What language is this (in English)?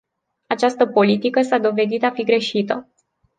Romanian